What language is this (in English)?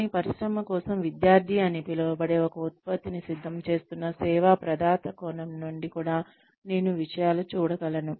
Telugu